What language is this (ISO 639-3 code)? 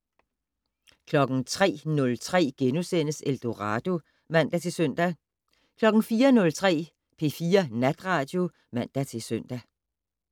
dan